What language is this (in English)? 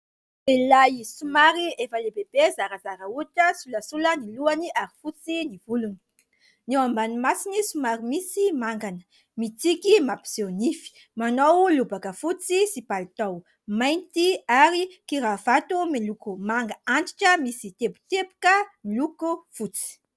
Malagasy